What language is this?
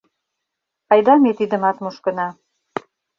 Mari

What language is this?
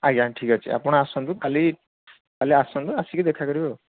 Odia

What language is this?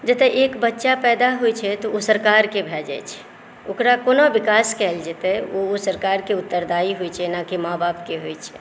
Maithili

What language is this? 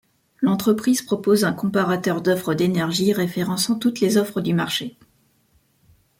French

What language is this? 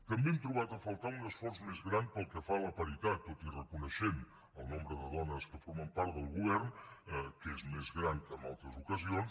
Catalan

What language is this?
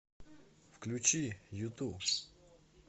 Russian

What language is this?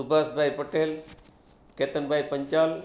Gujarati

